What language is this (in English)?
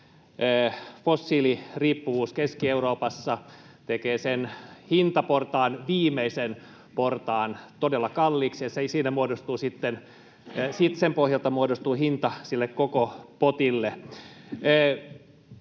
Finnish